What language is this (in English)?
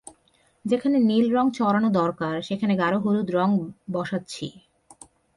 Bangla